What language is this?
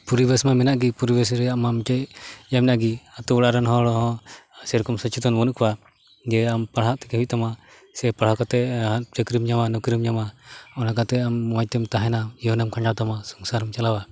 Santali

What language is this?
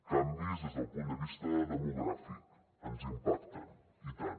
Catalan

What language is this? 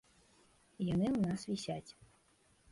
Belarusian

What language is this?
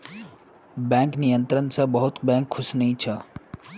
Magahi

